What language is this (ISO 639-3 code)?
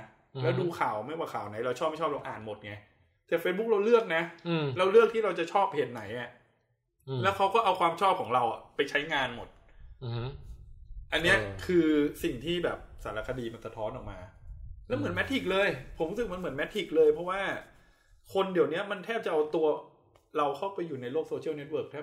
tha